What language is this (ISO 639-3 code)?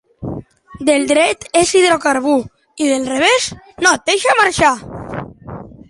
cat